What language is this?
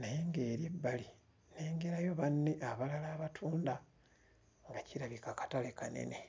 Ganda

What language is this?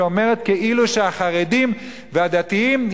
Hebrew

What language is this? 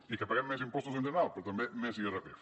Catalan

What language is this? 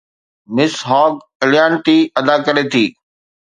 Sindhi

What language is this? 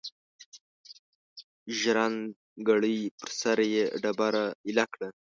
Pashto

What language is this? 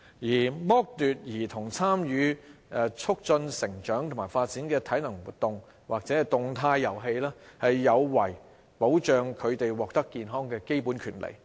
Cantonese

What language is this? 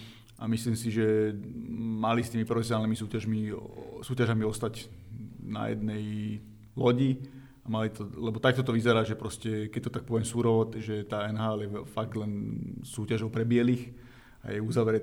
Slovak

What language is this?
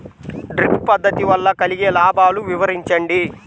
Telugu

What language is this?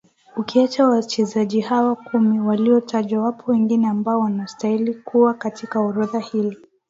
Swahili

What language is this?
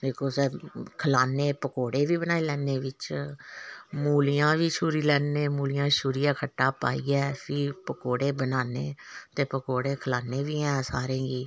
Dogri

